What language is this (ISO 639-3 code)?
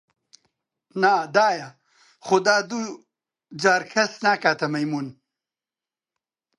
ckb